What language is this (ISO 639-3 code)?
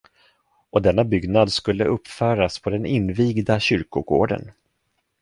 swe